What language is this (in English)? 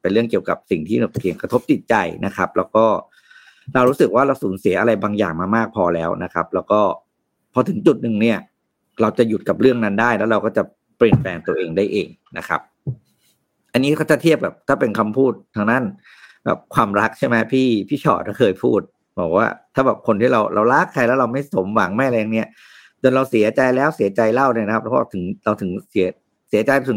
Thai